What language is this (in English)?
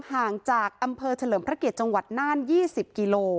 Thai